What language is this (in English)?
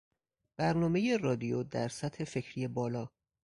Persian